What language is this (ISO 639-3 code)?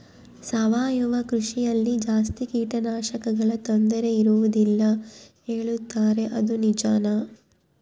kan